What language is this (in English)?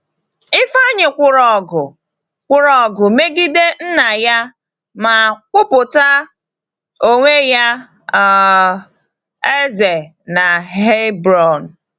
Igbo